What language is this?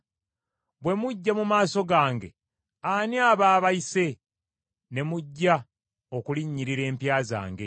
Ganda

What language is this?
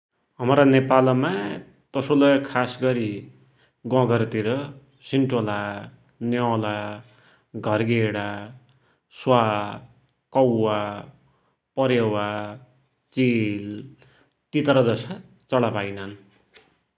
Dotyali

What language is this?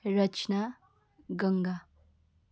Nepali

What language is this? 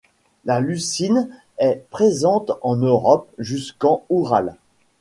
French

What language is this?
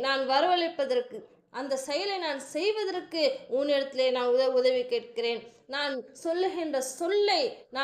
Tamil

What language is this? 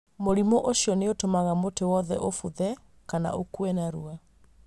Kikuyu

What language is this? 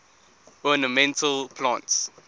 English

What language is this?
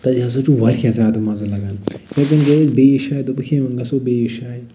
Kashmiri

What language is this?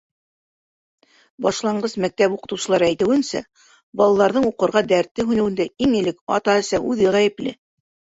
Bashkir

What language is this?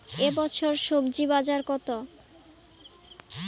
Bangla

